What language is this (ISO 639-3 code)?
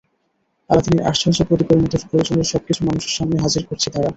ben